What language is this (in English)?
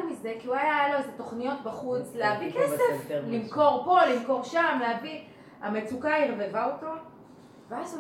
Hebrew